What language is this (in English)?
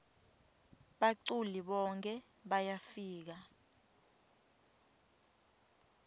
Swati